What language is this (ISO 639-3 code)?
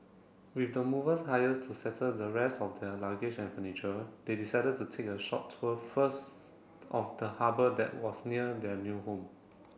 eng